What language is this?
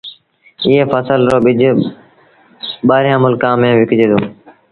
Sindhi Bhil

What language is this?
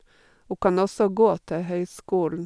Norwegian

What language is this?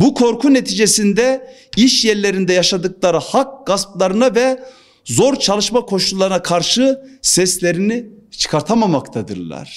Turkish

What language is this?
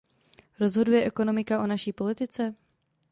Czech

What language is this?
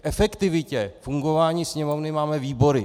Czech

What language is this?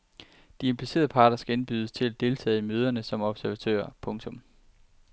Danish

